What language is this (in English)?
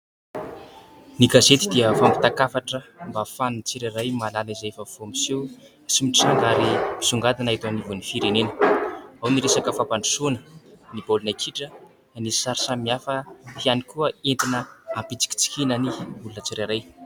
Malagasy